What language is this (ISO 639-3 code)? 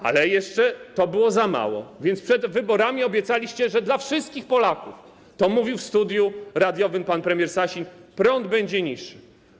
pol